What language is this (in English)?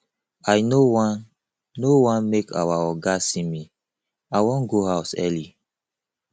Nigerian Pidgin